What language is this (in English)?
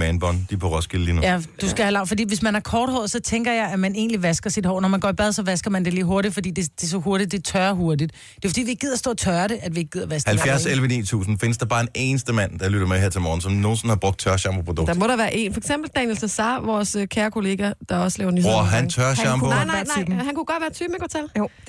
Danish